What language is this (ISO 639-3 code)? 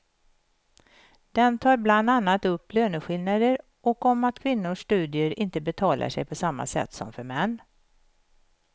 swe